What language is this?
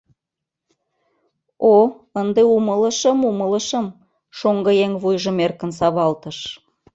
Mari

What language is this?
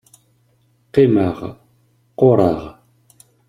Kabyle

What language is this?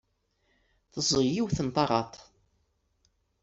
Kabyle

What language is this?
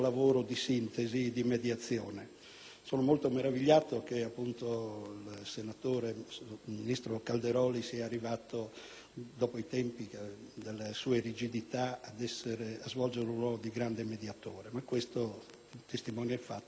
Italian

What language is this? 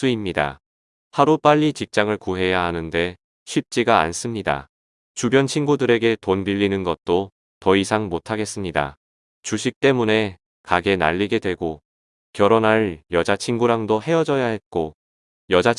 Korean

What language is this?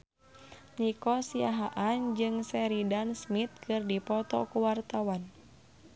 Sundanese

